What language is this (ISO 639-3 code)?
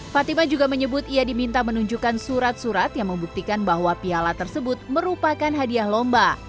ind